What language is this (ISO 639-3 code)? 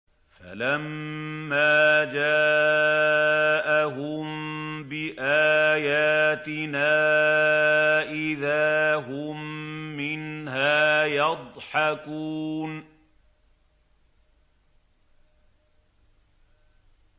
ara